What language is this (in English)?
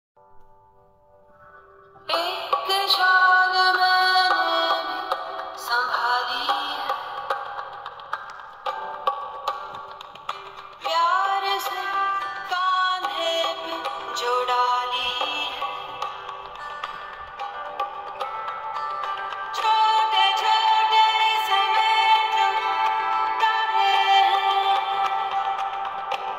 Romanian